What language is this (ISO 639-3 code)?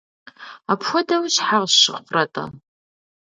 kbd